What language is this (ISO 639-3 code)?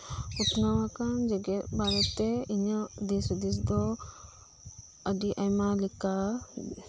sat